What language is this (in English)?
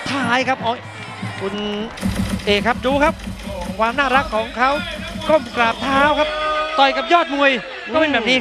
Thai